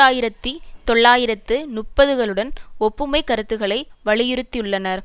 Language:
Tamil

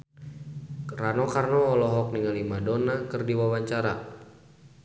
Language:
Sundanese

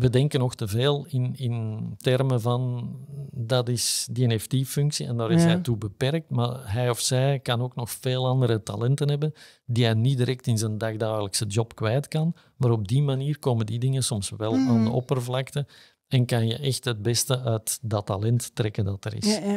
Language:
Dutch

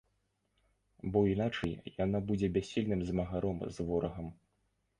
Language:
Belarusian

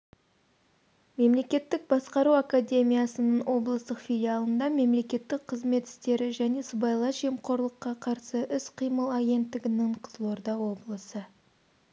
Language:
Kazakh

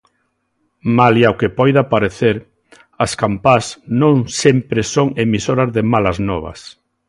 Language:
Galician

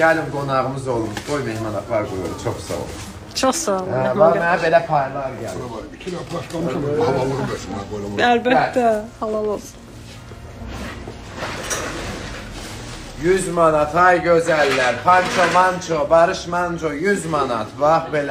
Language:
Turkish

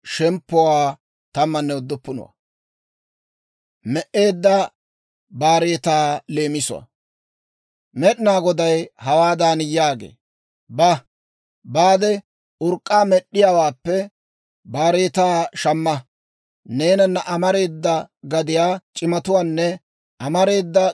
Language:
Dawro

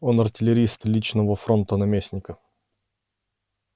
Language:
Russian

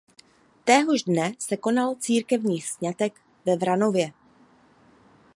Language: Czech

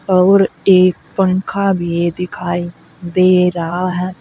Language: Hindi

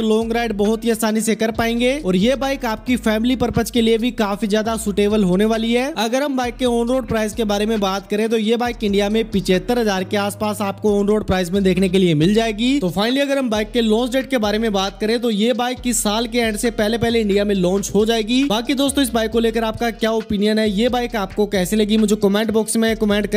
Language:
Hindi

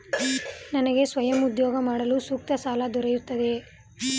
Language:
Kannada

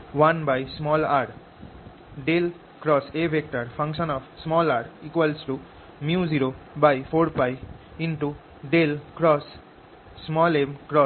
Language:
Bangla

